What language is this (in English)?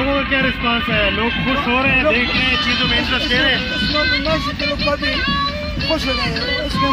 Romanian